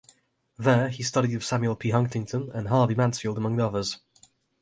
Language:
English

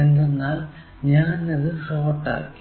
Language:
Malayalam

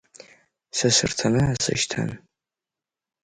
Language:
Abkhazian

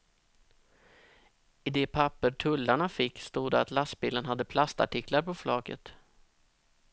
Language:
Swedish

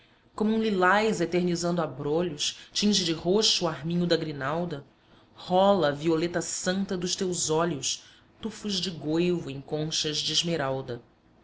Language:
Portuguese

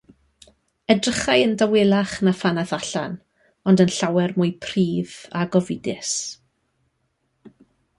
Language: Welsh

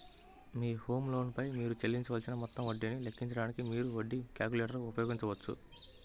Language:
Telugu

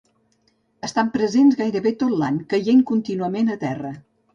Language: Catalan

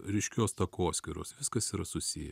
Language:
Lithuanian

